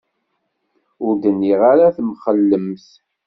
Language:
Kabyle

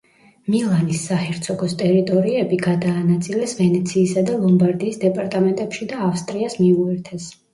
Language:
Georgian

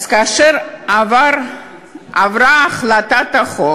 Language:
Hebrew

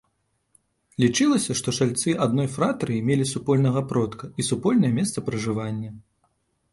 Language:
Belarusian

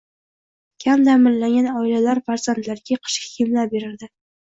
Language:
Uzbek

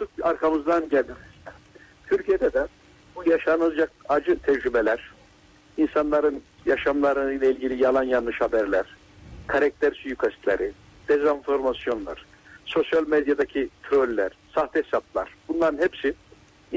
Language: Turkish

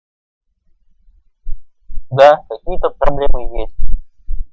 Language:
Russian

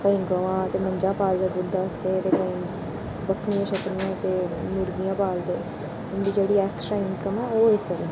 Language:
Dogri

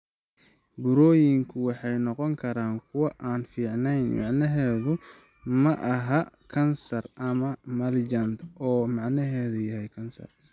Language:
Somali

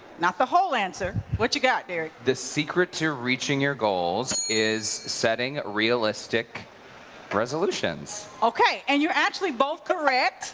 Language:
English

